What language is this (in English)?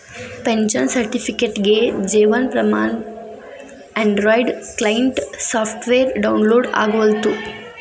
Kannada